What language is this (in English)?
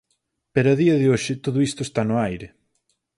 Galician